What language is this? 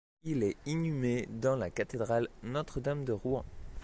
French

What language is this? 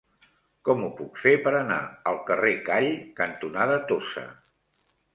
Catalan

